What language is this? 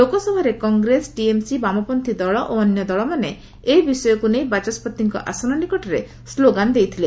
Odia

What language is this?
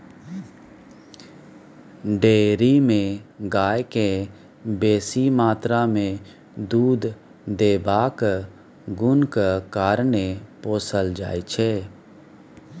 Maithili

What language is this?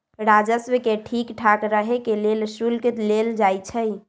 Magahi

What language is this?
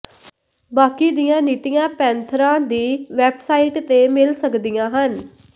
Punjabi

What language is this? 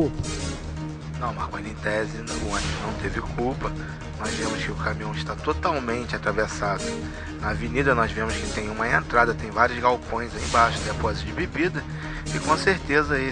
Portuguese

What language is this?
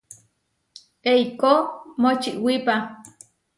Huarijio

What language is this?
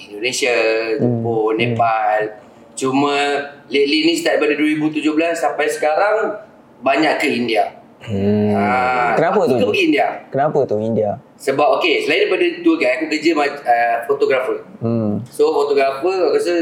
Malay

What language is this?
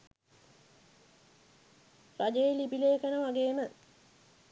Sinhala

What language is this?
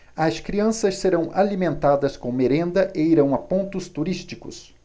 Portuguese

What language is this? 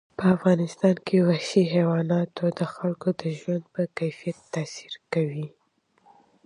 Pashto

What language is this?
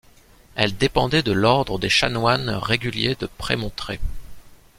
French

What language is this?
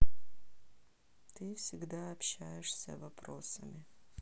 Russian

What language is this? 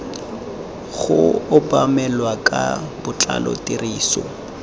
Tswana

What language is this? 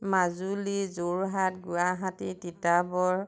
Assamese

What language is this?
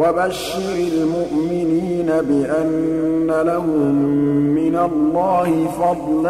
Arabic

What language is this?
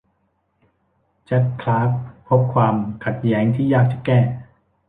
Thai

